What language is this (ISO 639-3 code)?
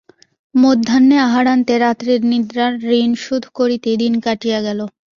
ben